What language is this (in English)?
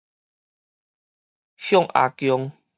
Min Nan Chinese